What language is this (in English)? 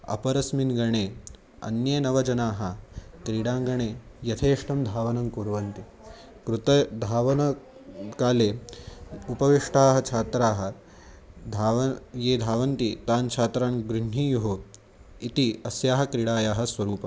Sanskrit